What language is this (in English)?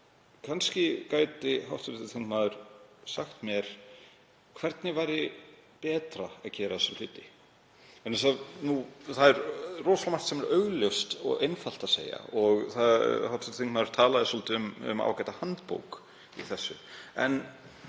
Icelandic